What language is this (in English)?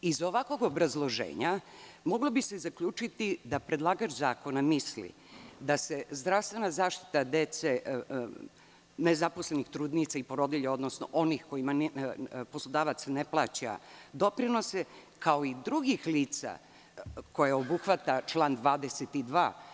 Serbian